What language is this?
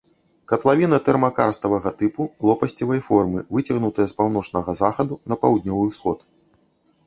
Belarusian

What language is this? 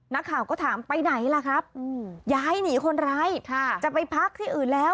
Thai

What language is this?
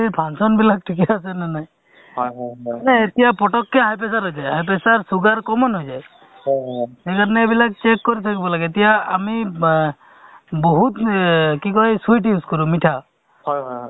Assamese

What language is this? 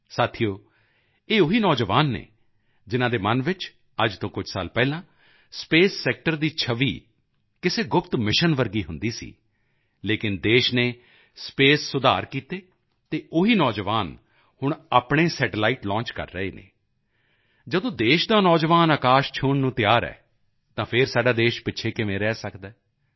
Punjabi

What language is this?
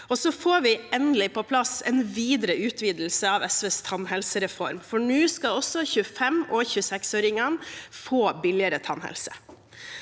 Norwegian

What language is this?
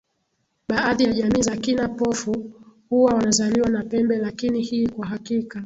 Swahili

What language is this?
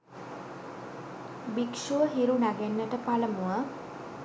Sinhala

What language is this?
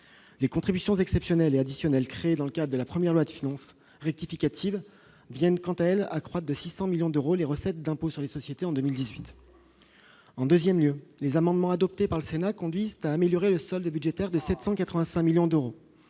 French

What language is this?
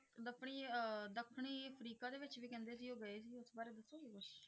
Punjabi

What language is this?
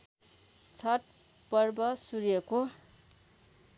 Nepali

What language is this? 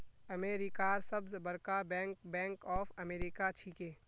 Magahi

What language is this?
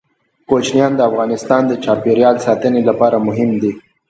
Pashto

